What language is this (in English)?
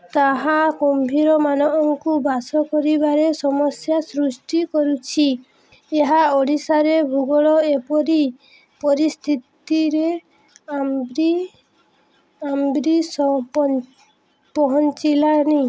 Odia